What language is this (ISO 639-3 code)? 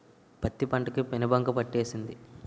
tel